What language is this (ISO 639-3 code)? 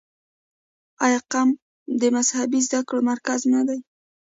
pus